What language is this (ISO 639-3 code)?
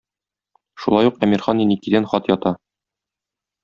tat